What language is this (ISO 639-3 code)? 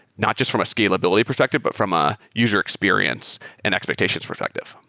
eng